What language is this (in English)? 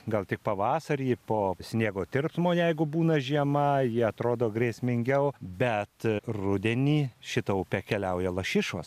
Lithuanian